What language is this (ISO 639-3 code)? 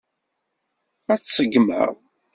kab